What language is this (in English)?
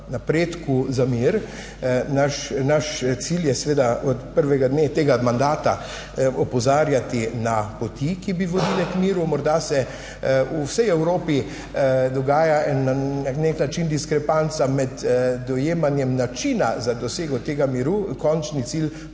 Slovenian